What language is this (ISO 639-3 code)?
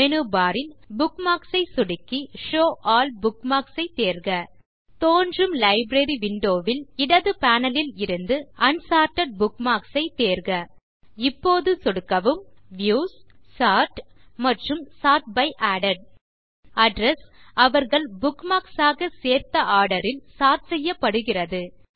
tam